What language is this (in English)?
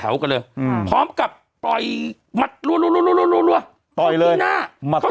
Thai